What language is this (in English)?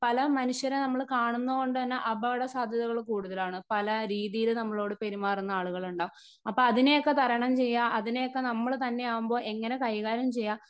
Malayalam